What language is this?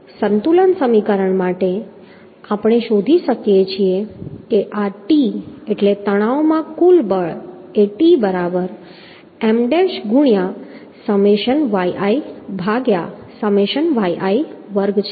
Gujarati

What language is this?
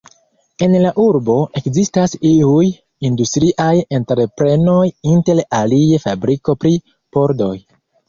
Esperanto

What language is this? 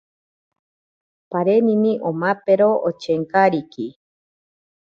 Ashéninka Perené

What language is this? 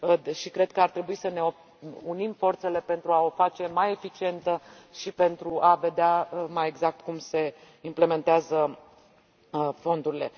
Romanian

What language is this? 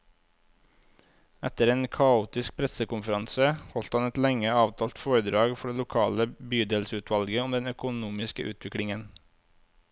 Norwegian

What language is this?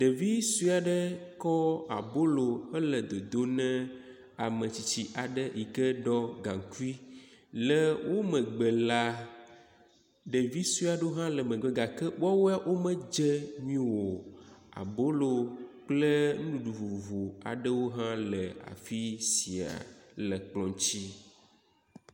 Ewe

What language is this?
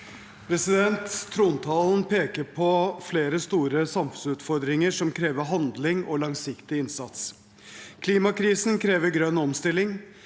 Norwegian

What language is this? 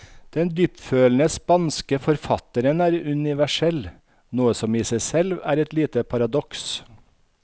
Norwegian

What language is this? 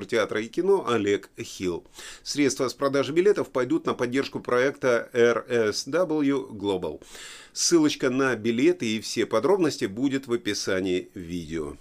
Russian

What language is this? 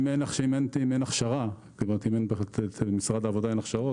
Hebrew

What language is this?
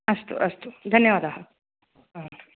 Sanskrit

